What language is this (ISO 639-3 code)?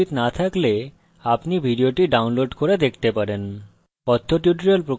ben